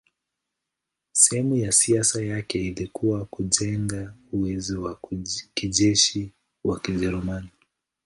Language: Swahili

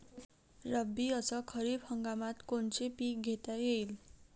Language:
Marathi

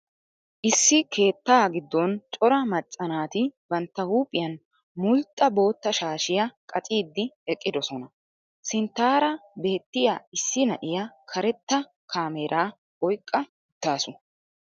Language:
Wolaytta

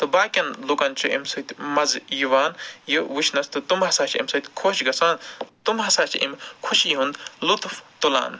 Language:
Kashmiri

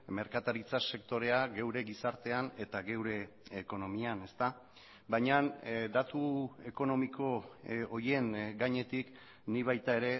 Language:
Basque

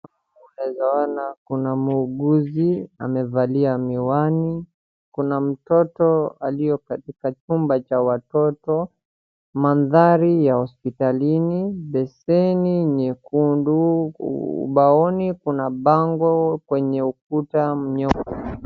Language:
Swahili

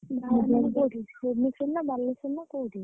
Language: Odia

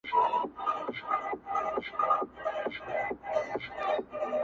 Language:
Pashto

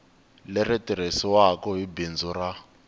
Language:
Tsonga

